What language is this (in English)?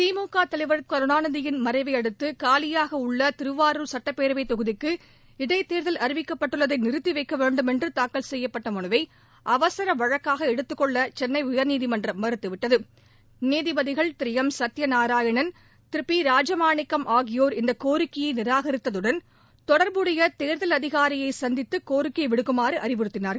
Tamil